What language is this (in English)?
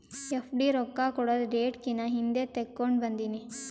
Kannada